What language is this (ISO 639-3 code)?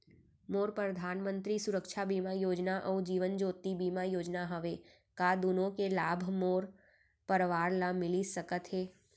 hne